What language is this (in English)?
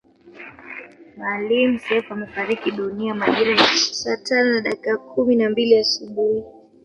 Swahili